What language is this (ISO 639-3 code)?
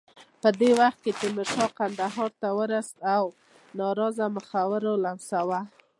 pus